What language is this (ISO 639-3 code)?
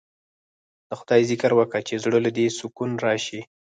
pus